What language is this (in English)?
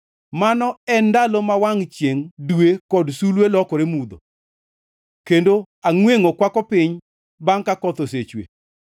Luo (Kenya and Tanzania)